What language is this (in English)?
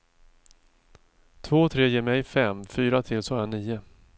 Swedish